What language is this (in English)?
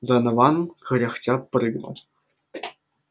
Russian